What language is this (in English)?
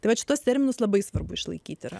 Lithuanian